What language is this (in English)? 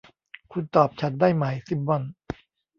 Thai